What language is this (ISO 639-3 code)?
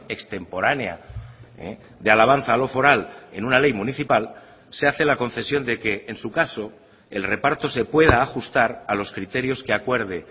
spa